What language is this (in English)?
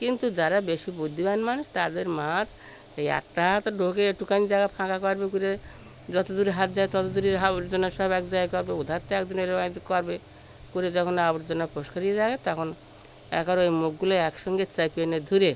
Bangla